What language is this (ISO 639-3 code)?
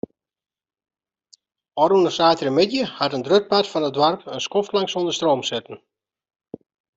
fry